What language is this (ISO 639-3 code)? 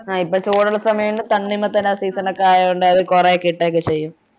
mal